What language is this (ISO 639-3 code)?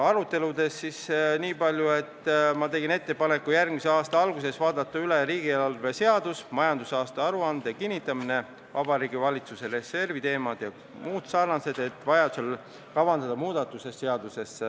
est